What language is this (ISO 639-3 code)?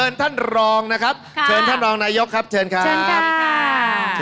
tha